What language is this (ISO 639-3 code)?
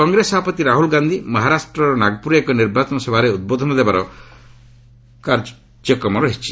ori